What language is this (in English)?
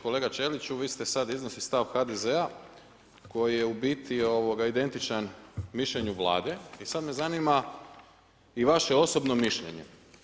Croatian